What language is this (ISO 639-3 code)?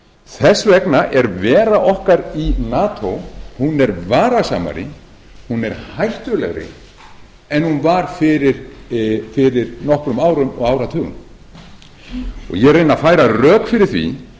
isl